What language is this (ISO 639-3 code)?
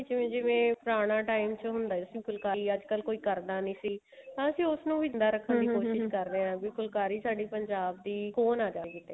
pan